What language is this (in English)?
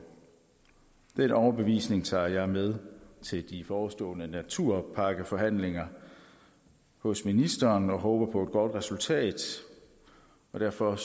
Danish